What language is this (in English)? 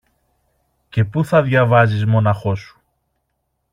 Greek